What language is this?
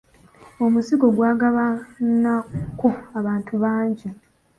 Ganda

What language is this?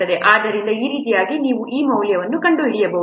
Kannada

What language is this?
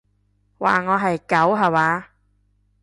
Cantonese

